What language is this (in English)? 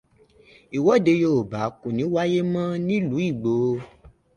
Yoruba